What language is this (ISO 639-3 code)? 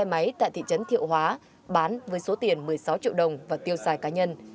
vie